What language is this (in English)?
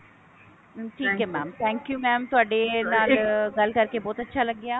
Punjabi